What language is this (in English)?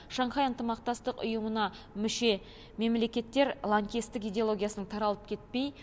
Kazakh